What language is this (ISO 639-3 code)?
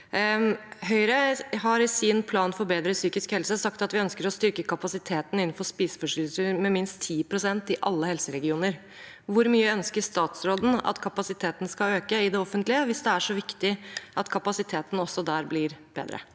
nor